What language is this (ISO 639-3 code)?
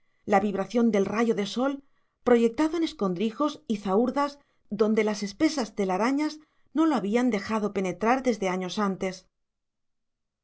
spa